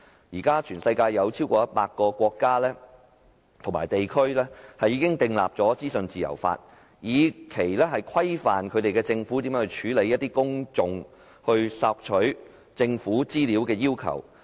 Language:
Cantonese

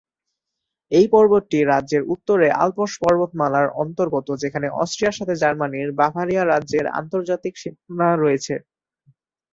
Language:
Bangla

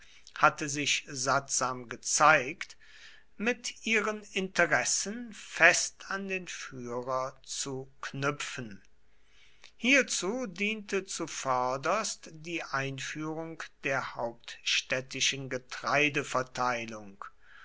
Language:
German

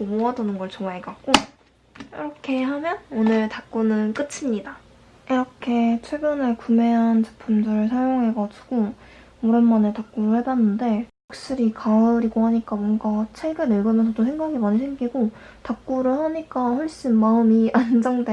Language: Korean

